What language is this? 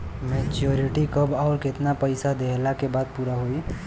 Bhojpuri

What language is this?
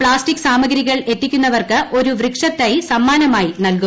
Malayalam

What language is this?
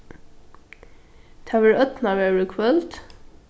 Faroese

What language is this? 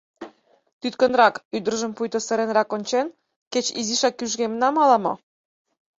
Mari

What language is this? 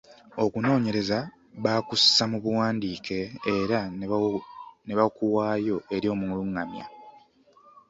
Ganda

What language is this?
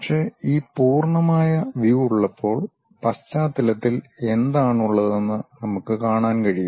Malayalam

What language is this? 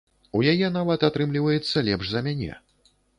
Belarusian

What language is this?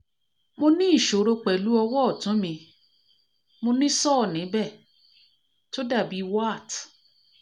Yoruba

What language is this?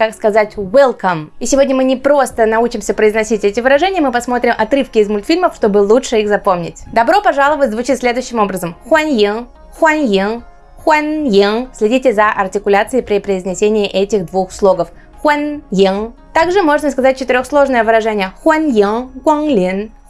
Russian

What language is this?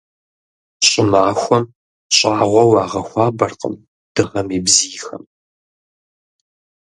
Kabardian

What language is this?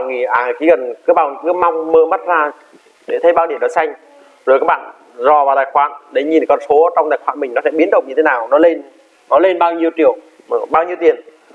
Vietnamese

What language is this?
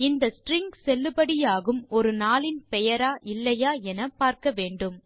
Tamil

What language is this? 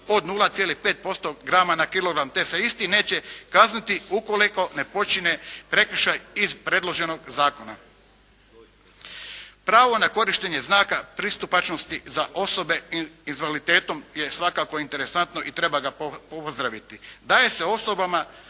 Croatian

